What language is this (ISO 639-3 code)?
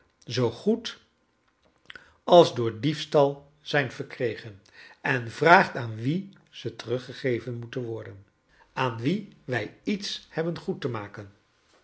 nld